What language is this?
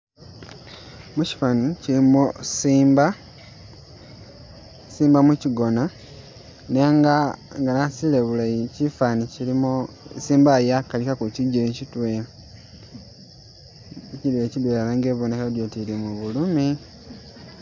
Masaaba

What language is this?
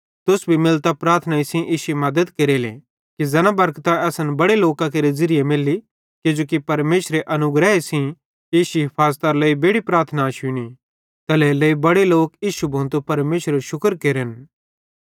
Bhadrawahi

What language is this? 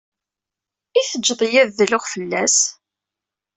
Kabyle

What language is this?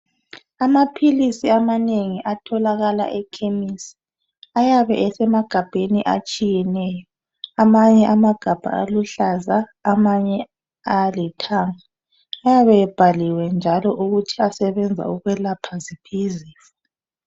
North Ndebele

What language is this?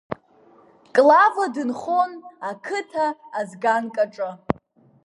Abkhazian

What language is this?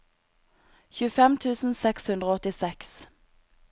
Norwegian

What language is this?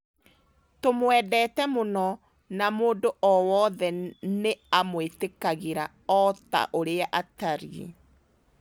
Kikuyu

